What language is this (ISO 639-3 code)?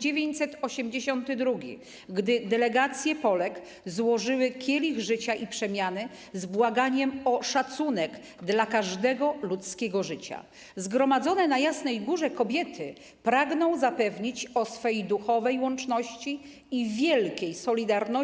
pol